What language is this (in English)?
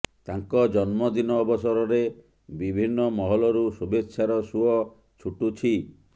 Odia